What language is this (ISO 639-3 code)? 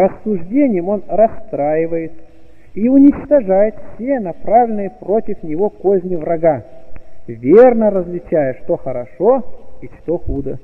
rus